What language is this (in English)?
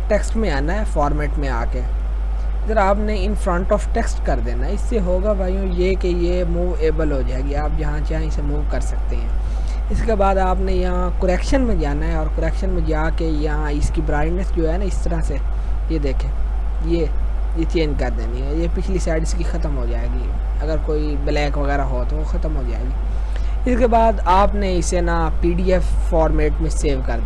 Urdu